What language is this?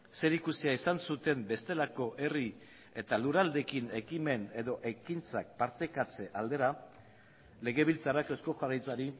Basque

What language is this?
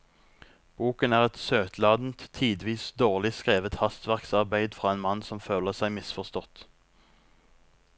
Norwegian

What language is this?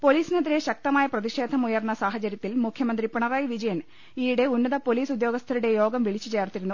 Malayalam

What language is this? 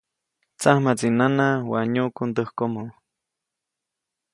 Copainalá Zoque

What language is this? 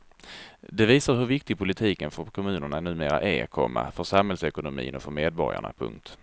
Swedish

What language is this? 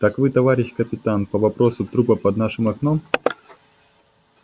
Russian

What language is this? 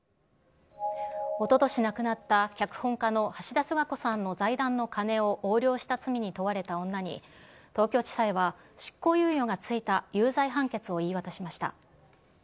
Japanese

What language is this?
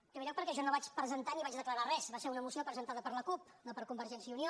Catalan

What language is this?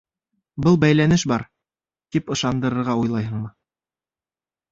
Bashkir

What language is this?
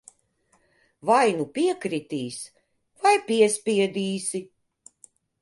Latvian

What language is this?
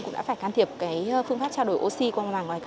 Vietnamese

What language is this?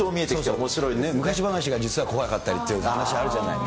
Japanese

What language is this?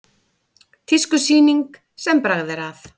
Icelandic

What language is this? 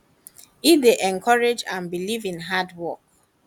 Nigerian Pidgin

